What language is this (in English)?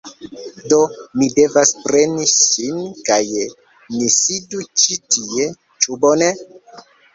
Esperanto